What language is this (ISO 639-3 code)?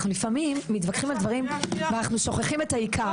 heb